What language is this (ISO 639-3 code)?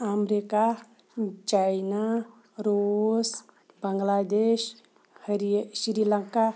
kas